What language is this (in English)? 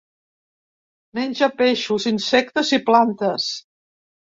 Catalan